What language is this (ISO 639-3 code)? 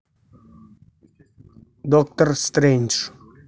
rus